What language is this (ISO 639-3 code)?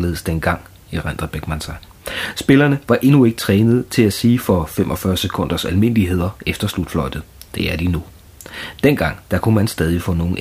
dan